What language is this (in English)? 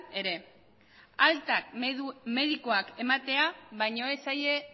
Basque